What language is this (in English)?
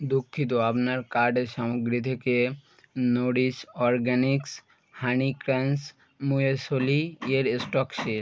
Bangla